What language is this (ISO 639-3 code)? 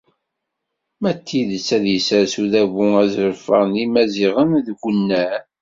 kab